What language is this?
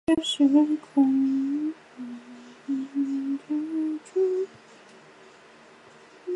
Chinese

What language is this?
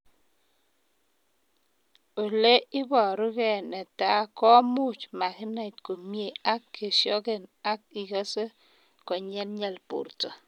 Kalenjin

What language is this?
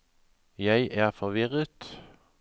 Norwegian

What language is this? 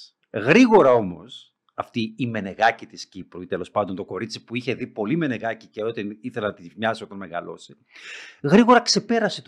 Greek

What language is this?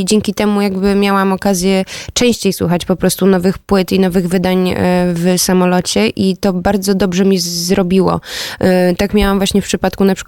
Polish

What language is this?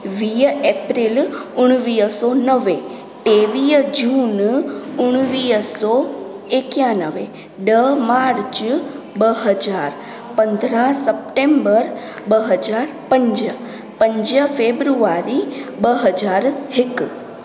Sindhi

